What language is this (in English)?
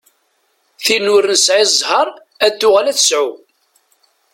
Kabyle